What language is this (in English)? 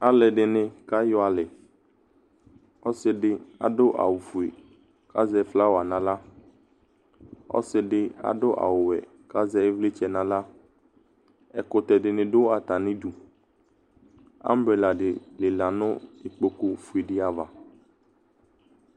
Ikposo